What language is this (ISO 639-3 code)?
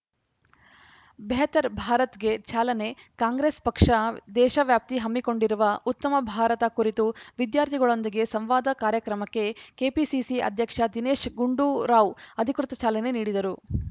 kan